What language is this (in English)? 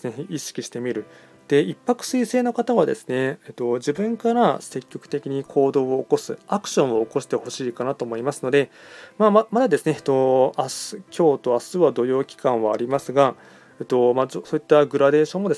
Japanese